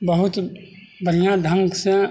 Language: Maithili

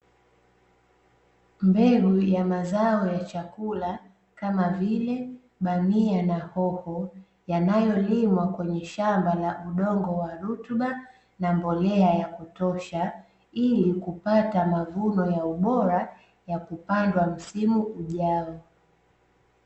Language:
Swahili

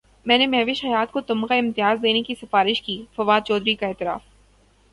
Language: Urdu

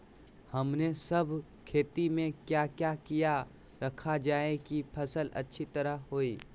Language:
Magahi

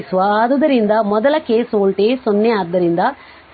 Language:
Kannada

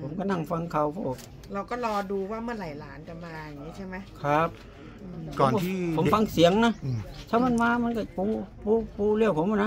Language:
Thai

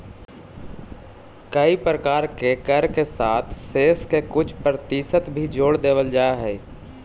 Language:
Magahi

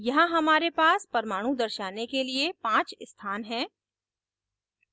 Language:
Hindi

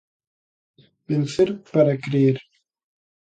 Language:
Galician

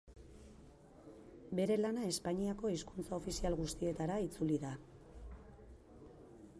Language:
Basque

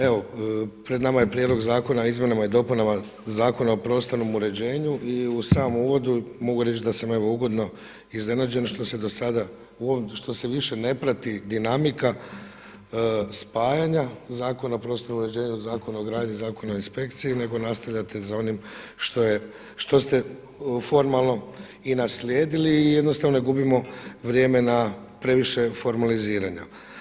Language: Croatian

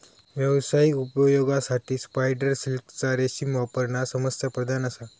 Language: Marathi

